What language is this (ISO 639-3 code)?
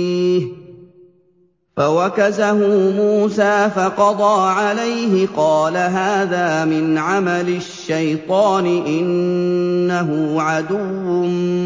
ara